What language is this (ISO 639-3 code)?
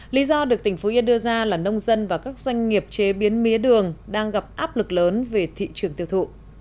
vie